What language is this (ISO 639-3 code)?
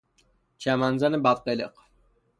fas